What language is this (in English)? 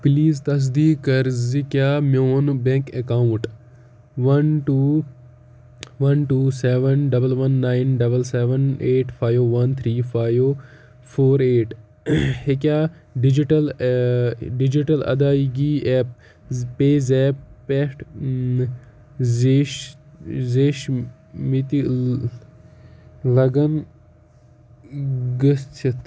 Kashmiri